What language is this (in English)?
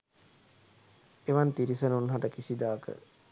Sinhala